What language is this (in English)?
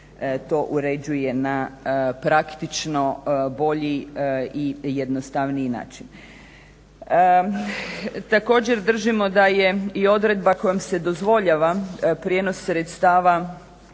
Croatian